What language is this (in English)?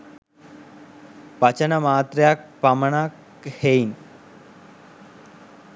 Sinhala